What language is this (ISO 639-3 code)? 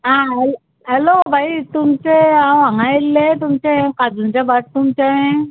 kok